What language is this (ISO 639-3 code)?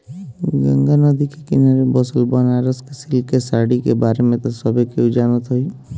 bho